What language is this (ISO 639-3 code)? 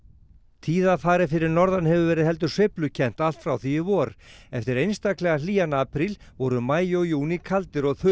isl